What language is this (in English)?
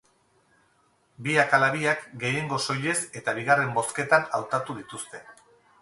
Basque